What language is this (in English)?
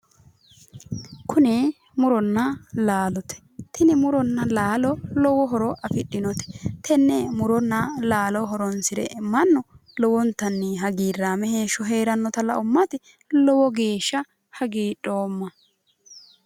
Sidamo